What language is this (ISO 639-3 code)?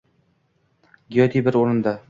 uzb